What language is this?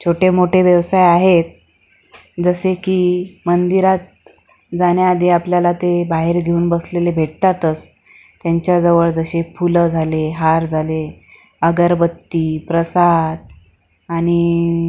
Marathi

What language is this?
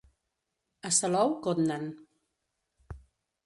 Catalan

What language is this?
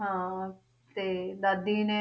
Punjabi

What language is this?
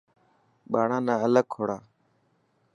Dhatki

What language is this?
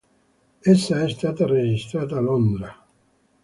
Italian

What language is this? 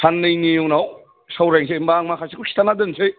Bodo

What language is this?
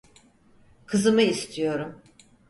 Turkish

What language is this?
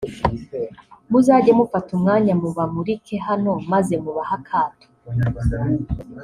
Kinyarwanda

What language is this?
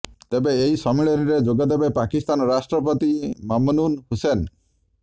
Odia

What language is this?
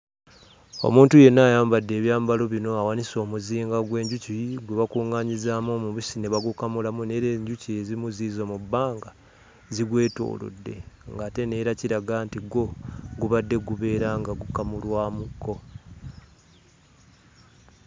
Ganda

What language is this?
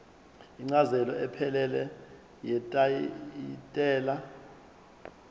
Zulu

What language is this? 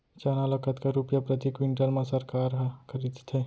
Chhattisgarhi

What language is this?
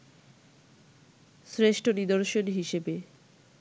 Bangla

